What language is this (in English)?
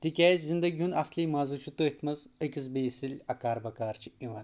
Kashmiri